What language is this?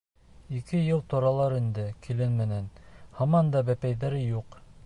Bashkir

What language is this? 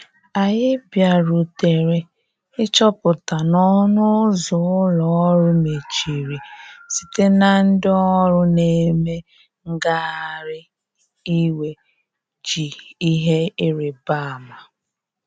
Igbo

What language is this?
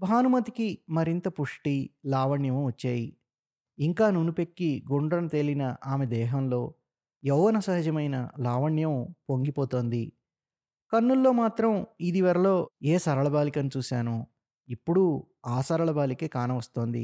Telugu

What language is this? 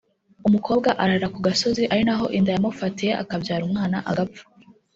Kinyarwanda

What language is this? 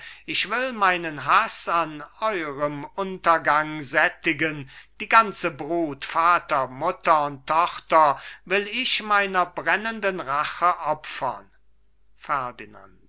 German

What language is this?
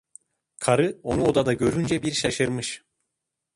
Turkish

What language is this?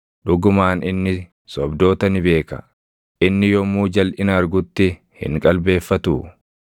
Oromo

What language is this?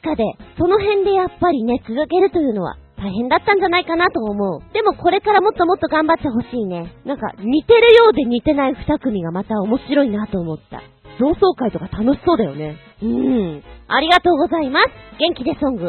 Japanese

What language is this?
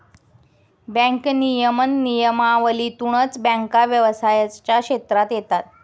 Marathi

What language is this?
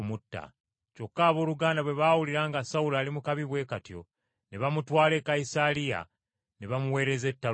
Ganda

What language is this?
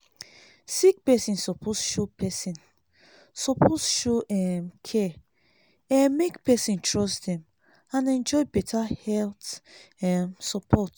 Nigerian Pidgin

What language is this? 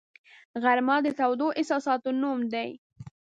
Pashto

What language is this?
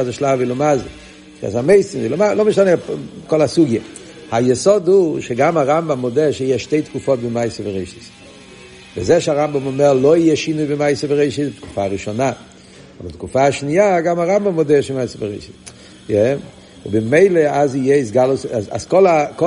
Hebrew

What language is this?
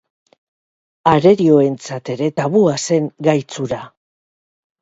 Basque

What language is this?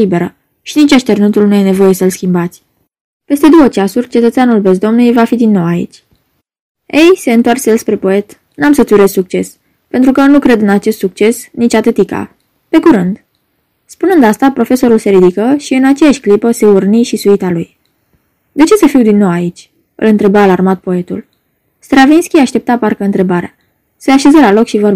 Romanian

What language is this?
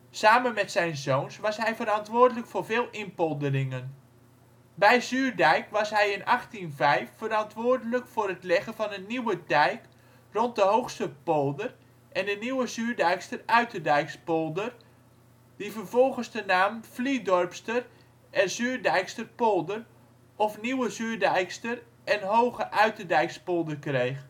Dutch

